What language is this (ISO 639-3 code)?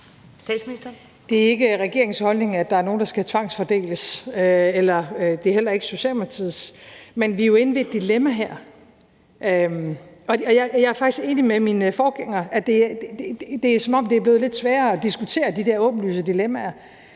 dan